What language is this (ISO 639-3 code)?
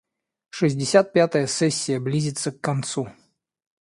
rus